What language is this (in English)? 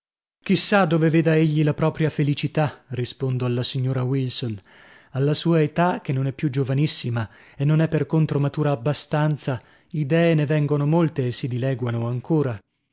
Italian